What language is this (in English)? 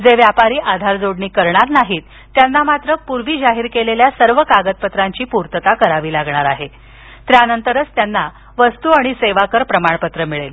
Marathi